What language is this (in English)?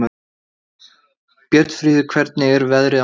Icelandic